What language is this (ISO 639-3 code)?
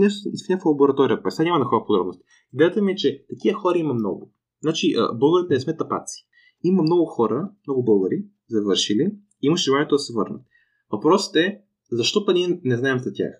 bul